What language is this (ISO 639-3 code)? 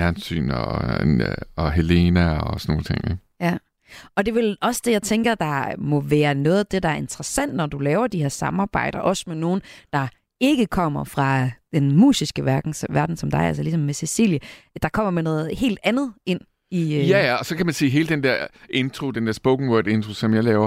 dan